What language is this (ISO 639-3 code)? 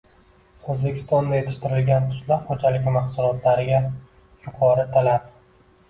uzb